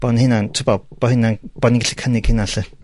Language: Welsh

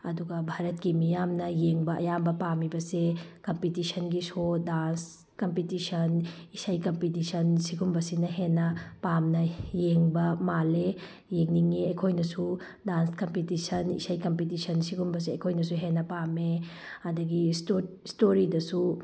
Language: Manipuri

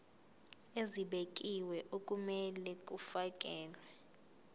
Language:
Zulu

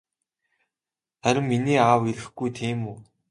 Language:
Mongolian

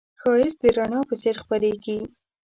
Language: Pashto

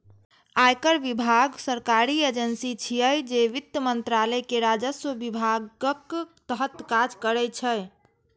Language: Maithili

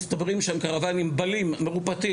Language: Hebrew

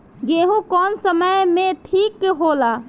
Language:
Bhojpuri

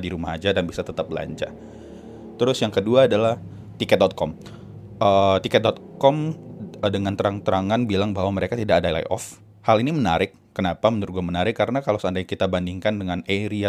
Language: Indonesian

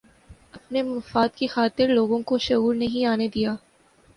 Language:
Urdu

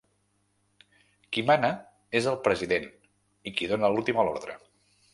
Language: Catalan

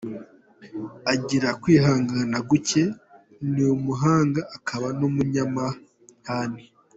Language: Kinyarwanda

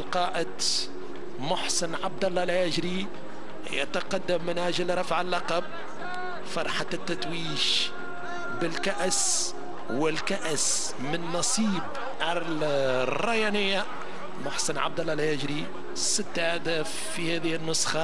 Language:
Arabic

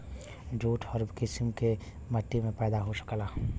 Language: Bhojpuri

